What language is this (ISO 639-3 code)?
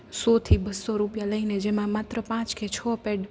guj